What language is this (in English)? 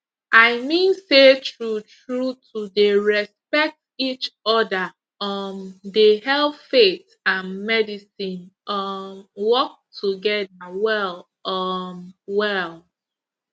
Nigerian Pidgin